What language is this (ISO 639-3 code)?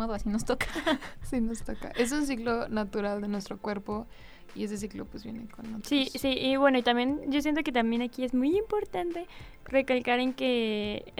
spa